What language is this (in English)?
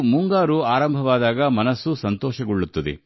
Kannada